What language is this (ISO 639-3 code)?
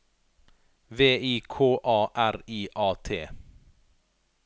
nor